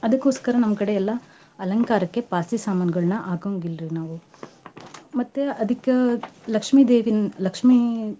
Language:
Kannada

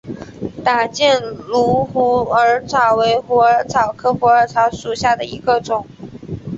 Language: Chinese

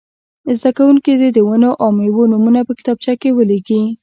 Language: Pashto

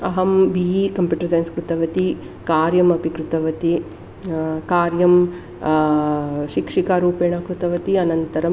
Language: Sanskrit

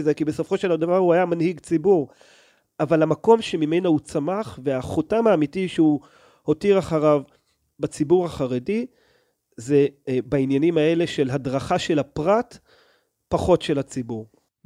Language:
Hebrew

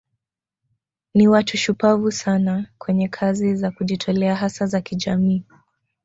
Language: Swahili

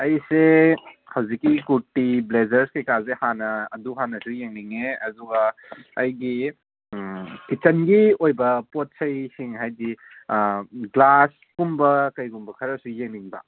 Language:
Manipuri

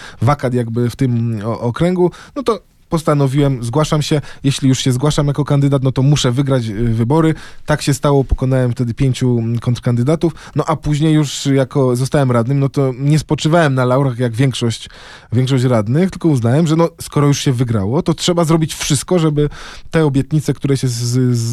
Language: Polish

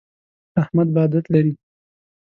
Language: Pashto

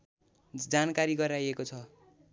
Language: Nepali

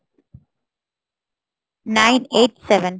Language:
Bangla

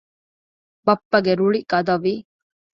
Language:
Divehi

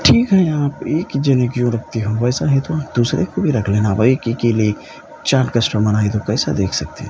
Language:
Urdu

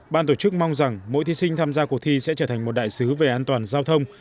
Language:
Vietnamese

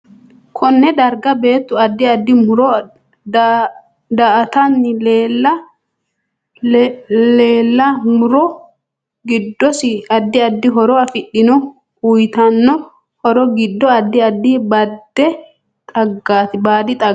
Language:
Sidamo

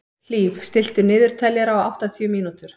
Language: Icelandic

